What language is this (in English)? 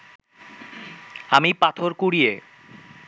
Bangla